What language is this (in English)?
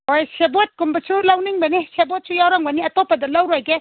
Manipuri